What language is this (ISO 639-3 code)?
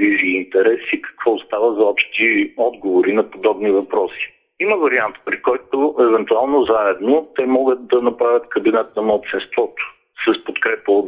bul